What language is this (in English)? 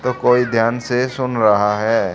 Hindi